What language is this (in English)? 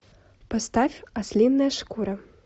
Russian